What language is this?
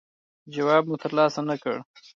Pashto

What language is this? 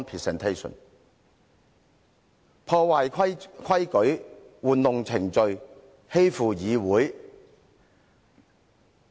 Cantonese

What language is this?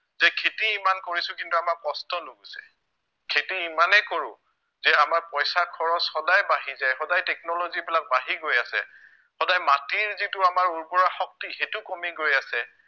Assamese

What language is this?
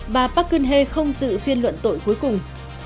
Vietnamese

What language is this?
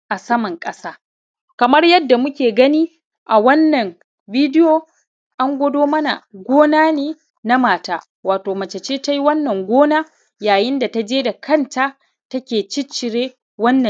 Hausa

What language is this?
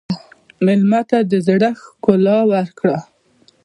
Pashto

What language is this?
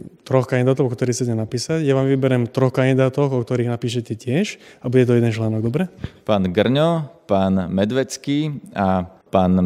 Slovak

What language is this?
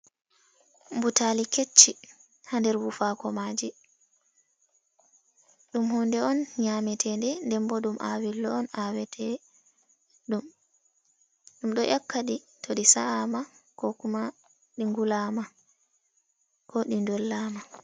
Fula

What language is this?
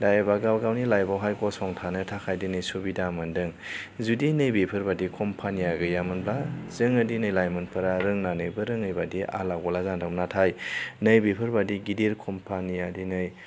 Bodo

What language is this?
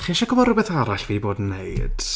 Welsh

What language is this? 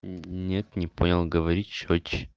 Russian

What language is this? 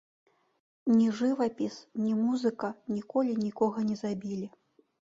Belarusian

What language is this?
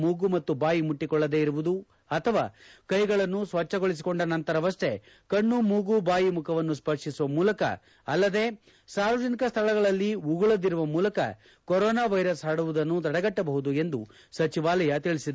Kannada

